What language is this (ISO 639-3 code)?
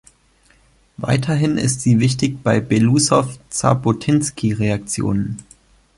deu